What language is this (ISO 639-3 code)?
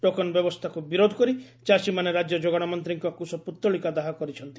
ori